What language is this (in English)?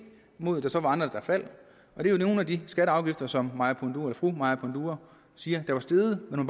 Danish